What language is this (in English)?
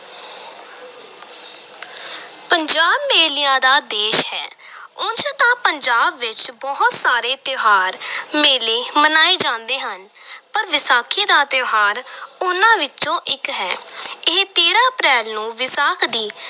Punjabi